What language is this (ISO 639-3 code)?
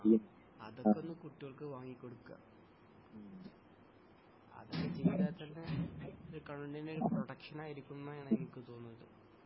mal